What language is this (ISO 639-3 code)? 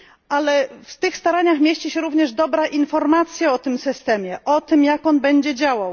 pol